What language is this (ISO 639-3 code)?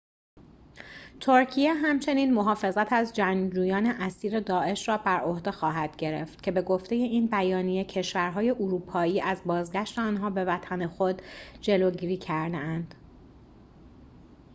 fas